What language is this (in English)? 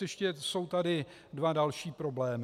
Czech